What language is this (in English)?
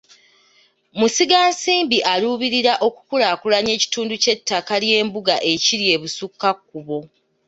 Ganda